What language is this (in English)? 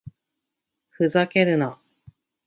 Japanese